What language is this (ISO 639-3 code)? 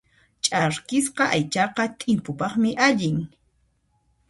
qxp